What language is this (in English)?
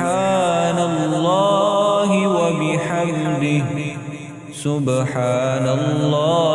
Arabic